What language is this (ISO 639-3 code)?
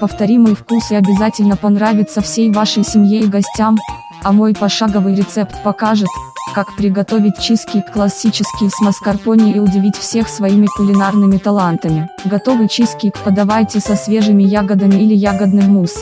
rus